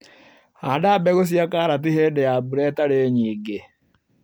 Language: Kikuyu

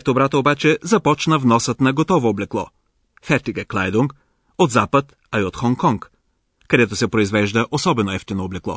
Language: Bulgarian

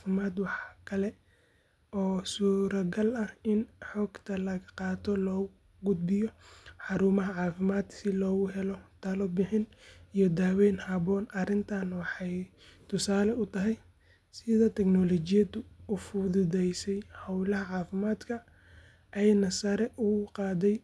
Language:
Somali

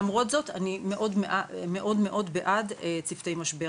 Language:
Hebrew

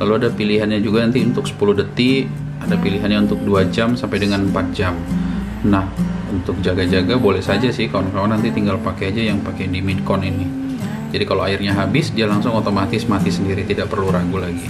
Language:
Indonesian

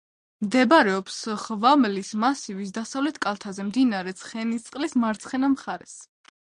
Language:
Georgian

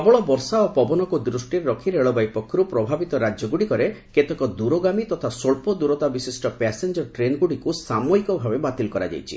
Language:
Odia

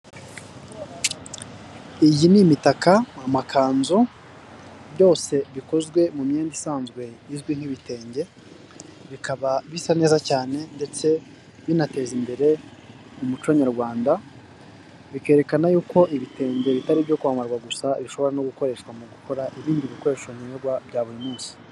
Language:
Kinyarwanda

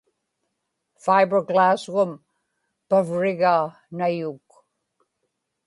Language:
Inupiaq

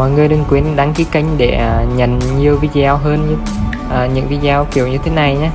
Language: Vietnamese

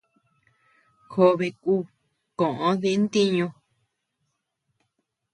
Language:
Tepeuxila Cuicatec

